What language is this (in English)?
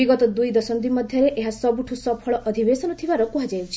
Odia